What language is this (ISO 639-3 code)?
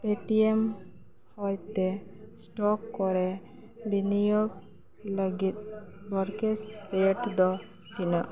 sat